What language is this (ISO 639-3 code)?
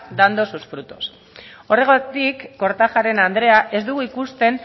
eus